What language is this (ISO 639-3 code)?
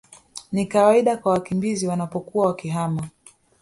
swa